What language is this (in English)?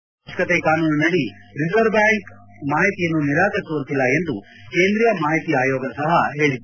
Kannada